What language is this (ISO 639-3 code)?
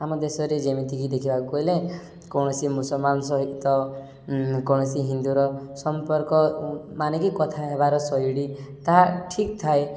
ori